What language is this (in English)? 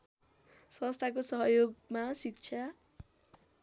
Nepali